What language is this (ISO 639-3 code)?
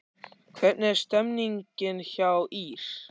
isl